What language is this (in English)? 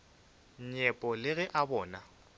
Northern Sotho